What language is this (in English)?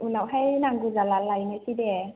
Bodo